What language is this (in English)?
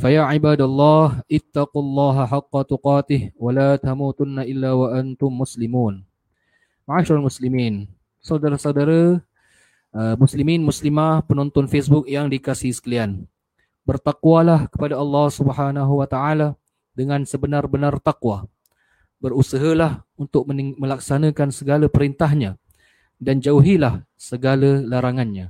Malay